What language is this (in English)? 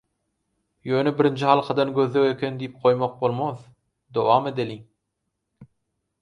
Turkmen